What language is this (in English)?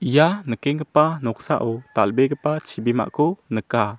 Garo